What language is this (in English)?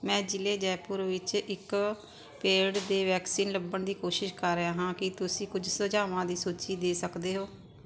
Punjabi